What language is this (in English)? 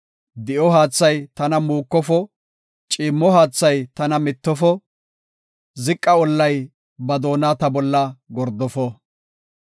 Gofa